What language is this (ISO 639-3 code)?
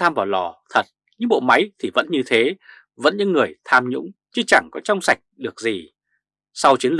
vie